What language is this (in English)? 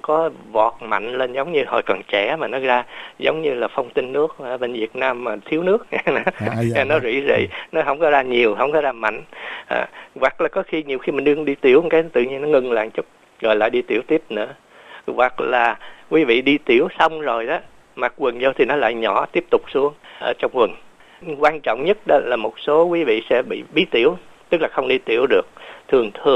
Vietnamese